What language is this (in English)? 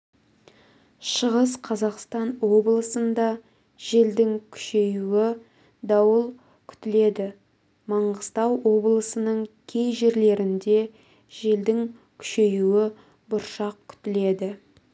Kazakh